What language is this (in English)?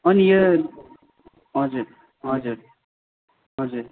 Nepali